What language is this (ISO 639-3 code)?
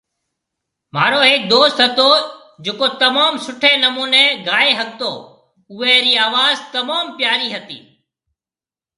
mve